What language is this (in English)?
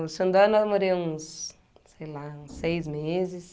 Portuguese